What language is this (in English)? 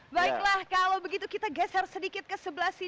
Indonesian